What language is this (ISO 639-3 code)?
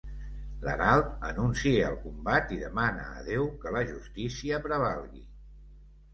cat